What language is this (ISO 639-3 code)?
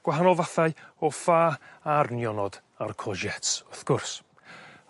cym